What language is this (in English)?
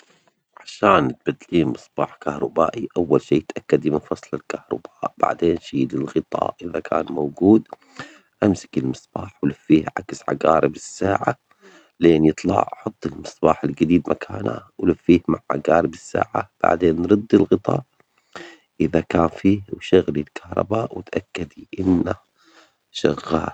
Omani Arabic